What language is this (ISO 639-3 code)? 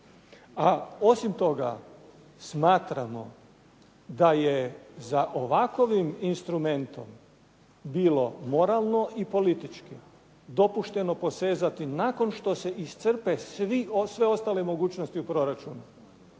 hrv